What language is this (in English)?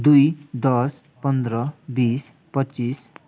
Nepali